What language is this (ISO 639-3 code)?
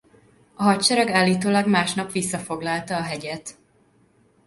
hun